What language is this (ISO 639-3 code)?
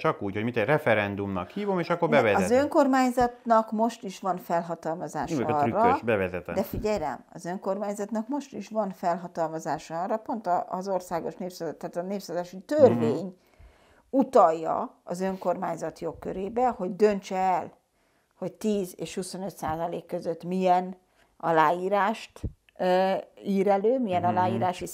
hun